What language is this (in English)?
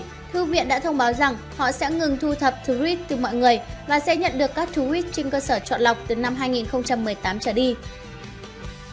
Vietnamese